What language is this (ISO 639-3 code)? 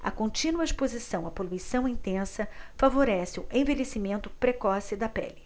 por